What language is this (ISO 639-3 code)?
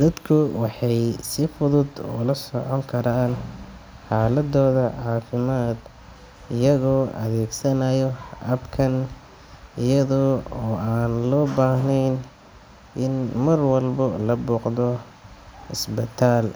som